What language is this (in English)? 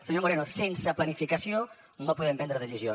Catalan